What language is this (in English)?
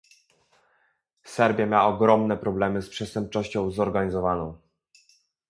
Polish